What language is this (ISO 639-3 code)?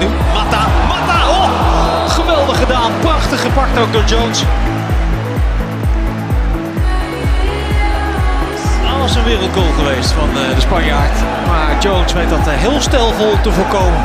nld